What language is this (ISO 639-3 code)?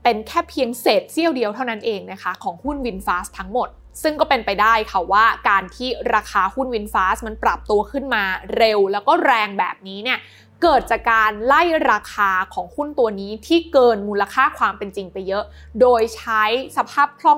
tha